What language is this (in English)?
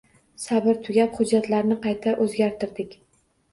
Uzbek